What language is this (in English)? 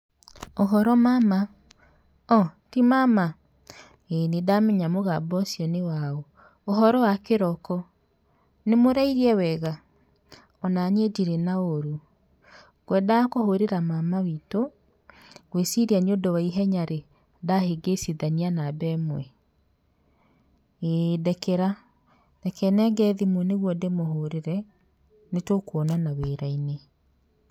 Kikuyu